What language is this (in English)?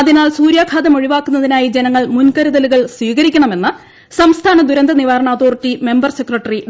Malayalam